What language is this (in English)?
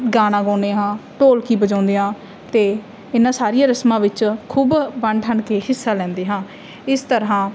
Punjabi